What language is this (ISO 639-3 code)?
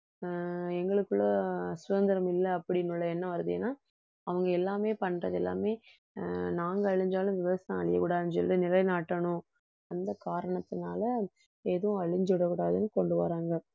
tam